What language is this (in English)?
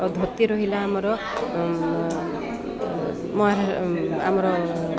Odia